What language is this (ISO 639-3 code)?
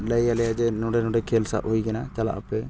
sat